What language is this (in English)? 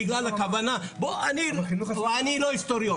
Hebrew